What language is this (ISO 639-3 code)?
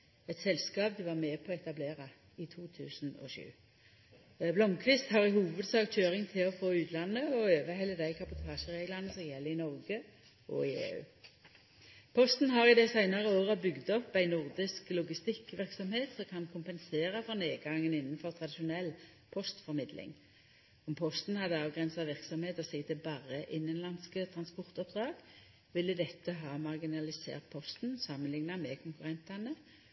nno